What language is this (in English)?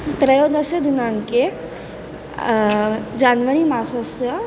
Sanskrit